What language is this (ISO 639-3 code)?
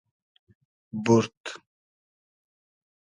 haz